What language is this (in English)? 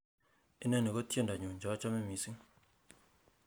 Kalenjin